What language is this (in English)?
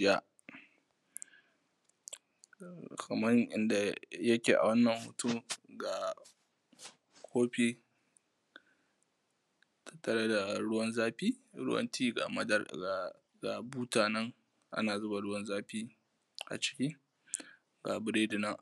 Hausa